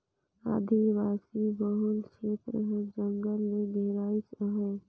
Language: Chhattisgarhi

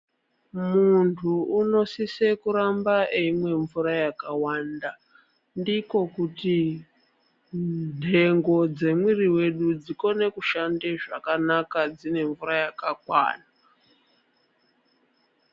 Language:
Ndau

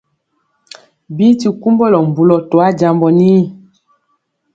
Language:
Mpiemo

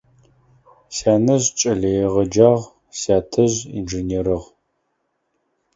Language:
Adyghe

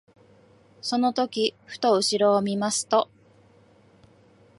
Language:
Japanese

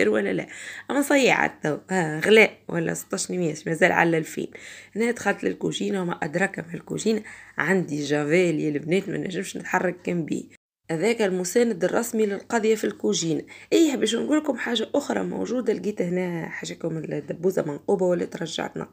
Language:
Arabic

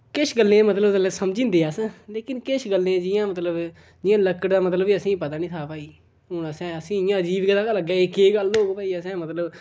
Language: Dogri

